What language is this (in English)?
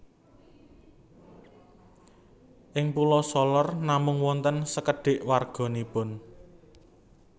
Javanese